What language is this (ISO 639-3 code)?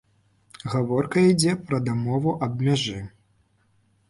bel